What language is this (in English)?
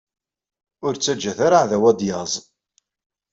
Kabyle